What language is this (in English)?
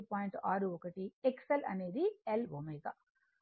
Telugu